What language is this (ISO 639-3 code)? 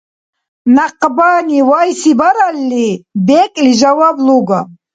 dar